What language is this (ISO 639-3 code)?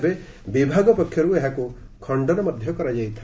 ori